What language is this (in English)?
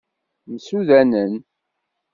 Kabyle